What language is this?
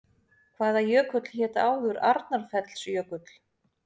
Icelandic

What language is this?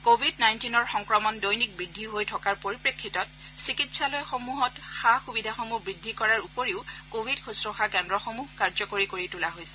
Assamese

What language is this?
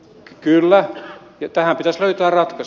Finnish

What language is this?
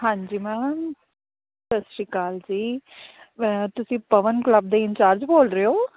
Punjabi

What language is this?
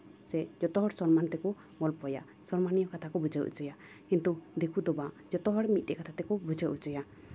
Santali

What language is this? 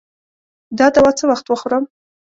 Pashto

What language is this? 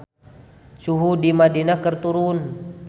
Sundanese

